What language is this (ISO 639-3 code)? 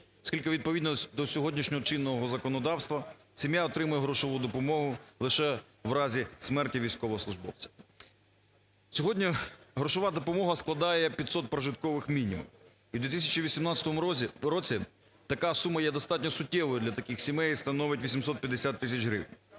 ukr